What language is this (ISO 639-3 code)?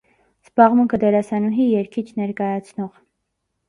hye